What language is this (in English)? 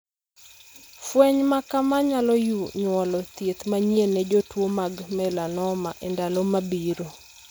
Luo (Kenya and Tanzania)